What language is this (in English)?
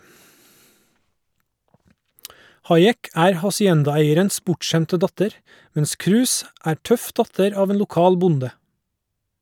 Norwegian